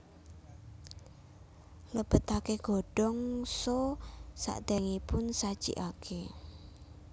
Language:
Javanese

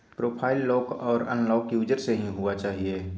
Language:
Maithili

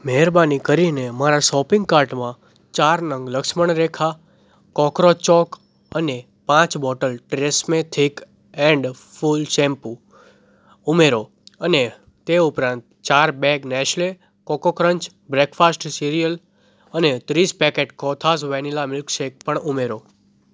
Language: Gujarati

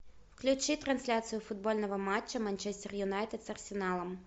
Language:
Russian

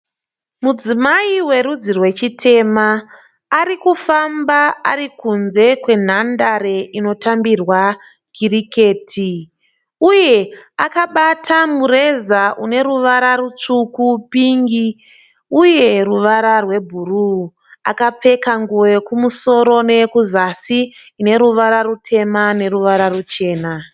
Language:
Shona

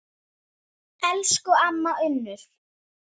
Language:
Icelandic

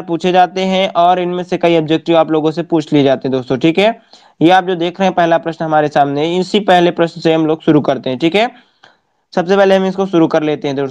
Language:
Hindi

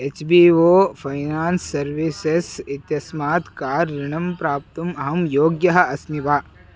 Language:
Sanskrit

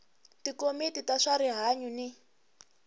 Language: Tsonga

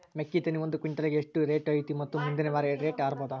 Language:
Kannada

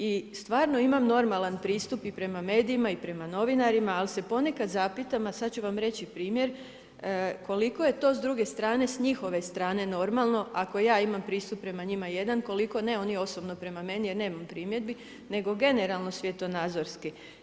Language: Croatian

